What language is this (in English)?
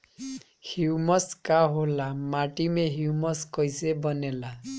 Bhojpuri